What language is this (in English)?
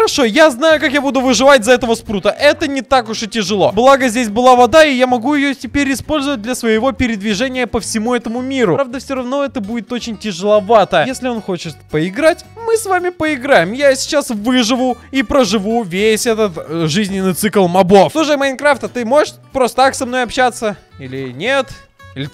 Russian